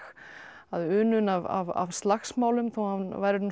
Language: Icelandic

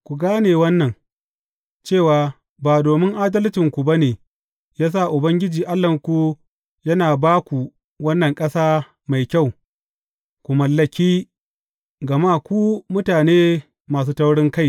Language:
Hausa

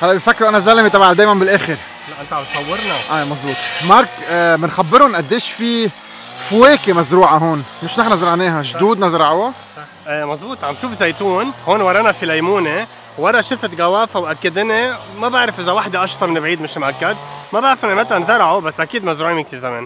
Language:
Arabic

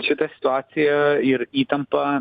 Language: Lithuanian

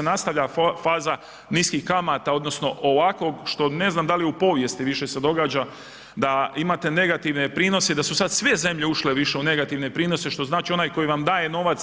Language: Croatian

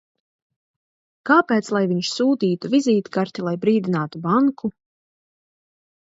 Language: Latvian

